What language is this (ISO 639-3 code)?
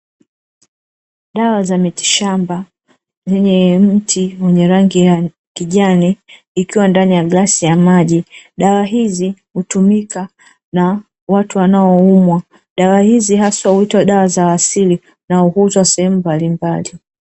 swa